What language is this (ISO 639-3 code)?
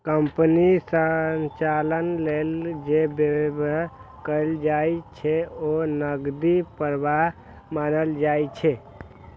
mai